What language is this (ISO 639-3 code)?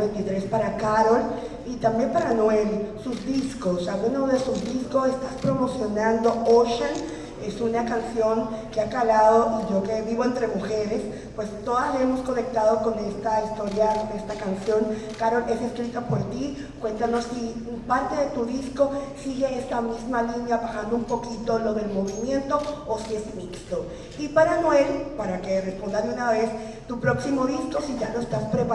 spa